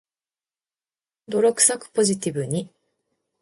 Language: Japanese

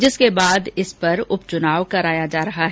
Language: Hindi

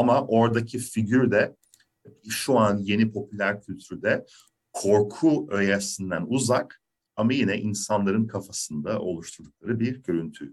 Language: Turkish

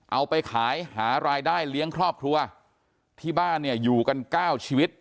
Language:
Thai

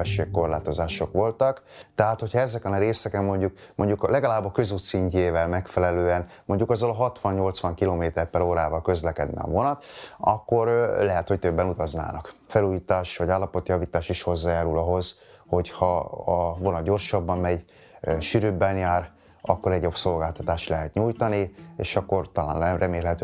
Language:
Hungarian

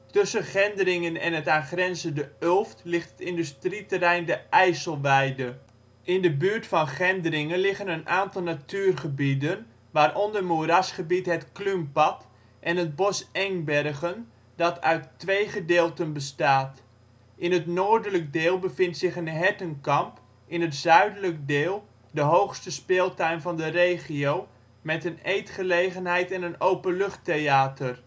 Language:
Dutch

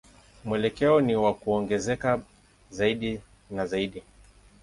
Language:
Swahili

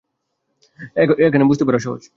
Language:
Bangla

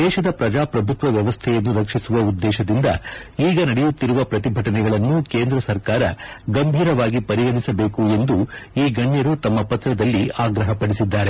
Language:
Kannada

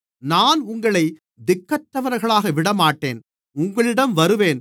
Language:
Tamil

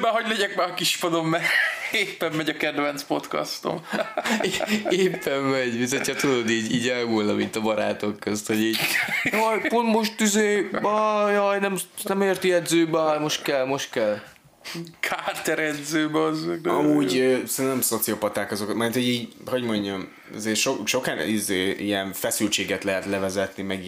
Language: Hungarian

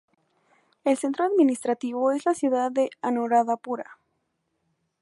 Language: Spanish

